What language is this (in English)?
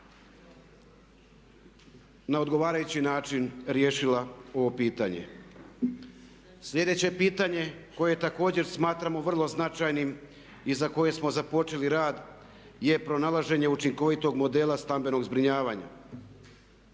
Croatian